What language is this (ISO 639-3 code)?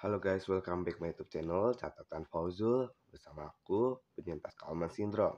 ind